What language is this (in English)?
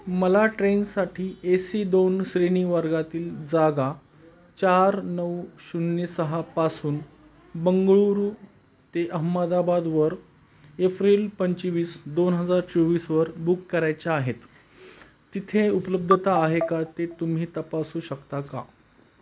Marathi